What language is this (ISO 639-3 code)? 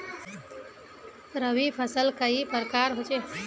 mag